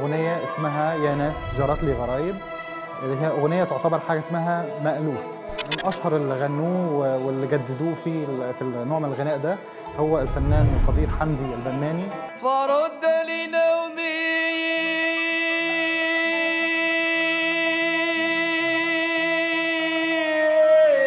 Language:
Arabic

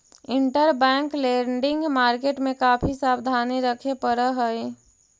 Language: Magahi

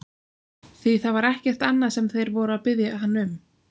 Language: Icelandic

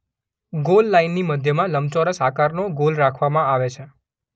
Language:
Gujarati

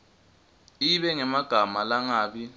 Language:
Swati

